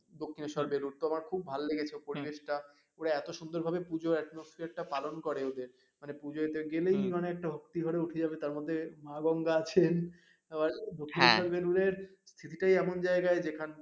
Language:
Bangla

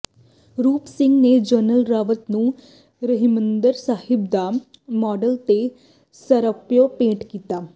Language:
Punjabi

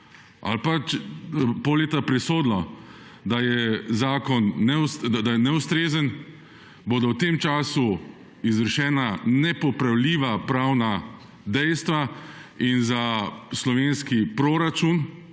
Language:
Slovenian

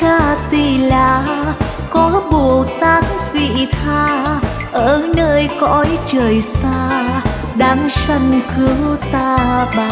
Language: Vietnamese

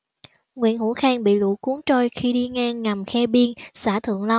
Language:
Vietnamese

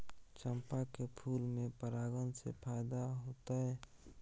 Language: Maithili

